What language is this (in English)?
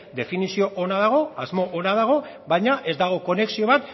Basque